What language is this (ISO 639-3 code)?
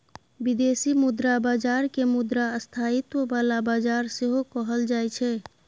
mai